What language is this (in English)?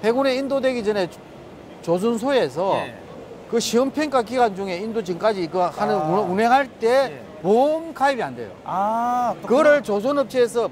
Korean